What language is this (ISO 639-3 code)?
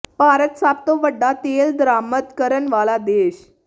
pan